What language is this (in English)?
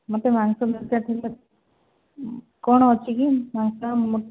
Odia